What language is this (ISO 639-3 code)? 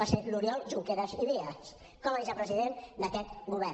cat